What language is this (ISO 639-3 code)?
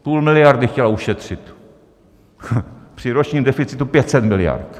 ces